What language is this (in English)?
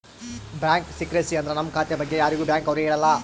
Kannada